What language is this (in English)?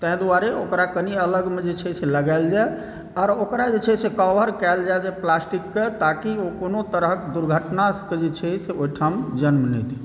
Maithili